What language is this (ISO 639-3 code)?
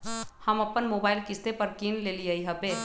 mag